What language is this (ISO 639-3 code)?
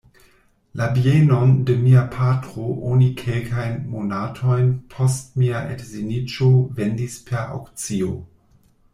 epo